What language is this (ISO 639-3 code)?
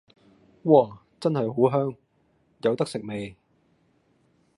yue